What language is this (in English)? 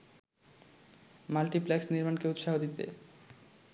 Bangla